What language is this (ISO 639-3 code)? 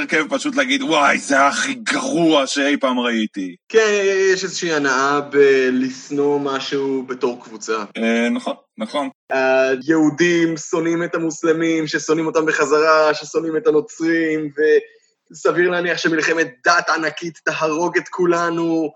heb